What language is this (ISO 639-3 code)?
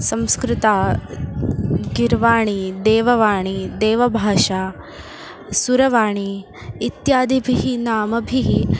san